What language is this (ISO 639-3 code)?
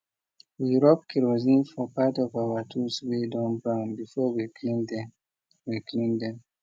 pcm